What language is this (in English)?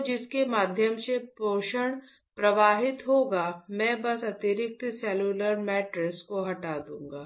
Hindi